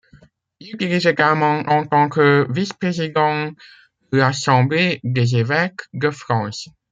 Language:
French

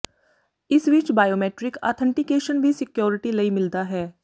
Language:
Punjabi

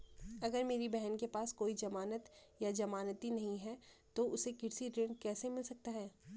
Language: Hindi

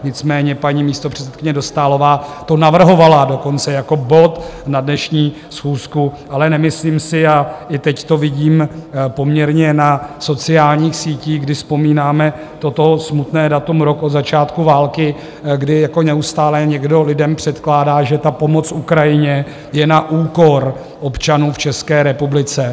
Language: Czech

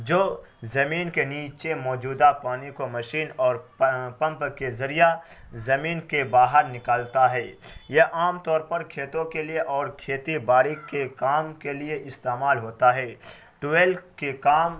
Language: Urdu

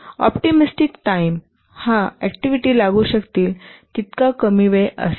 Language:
Marathi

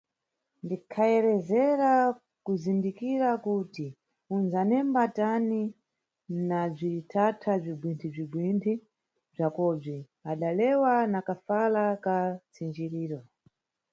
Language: Nyungwe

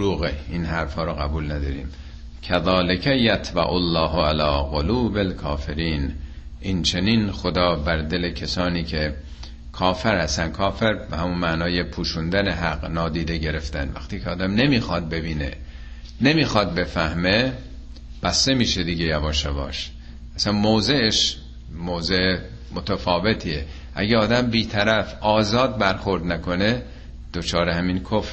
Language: Persian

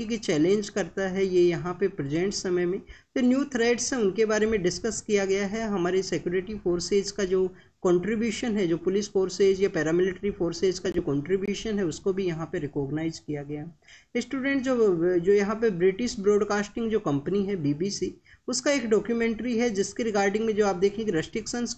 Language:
Hindi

